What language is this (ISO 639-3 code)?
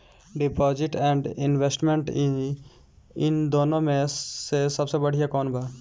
bho